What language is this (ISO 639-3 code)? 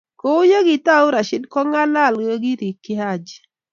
kln